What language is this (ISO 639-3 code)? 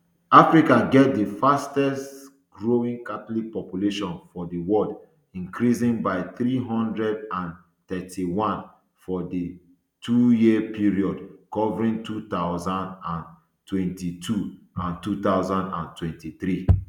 pcm